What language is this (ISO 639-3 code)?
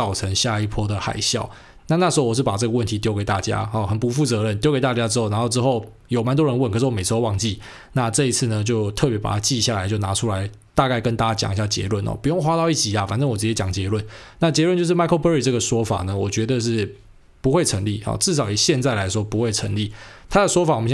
zho